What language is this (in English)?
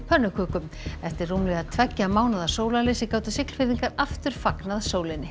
Icelandic